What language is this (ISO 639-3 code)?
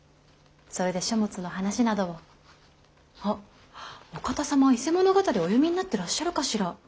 jpn